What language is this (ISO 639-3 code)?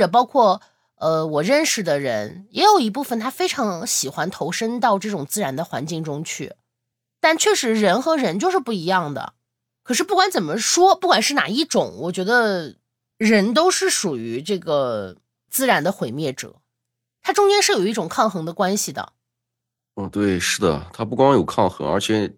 zho